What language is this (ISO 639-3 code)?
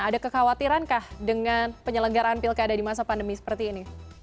ind